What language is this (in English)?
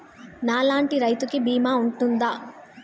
Telugu